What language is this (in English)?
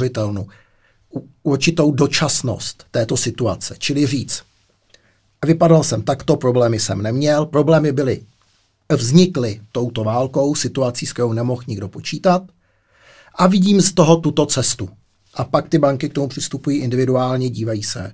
Czech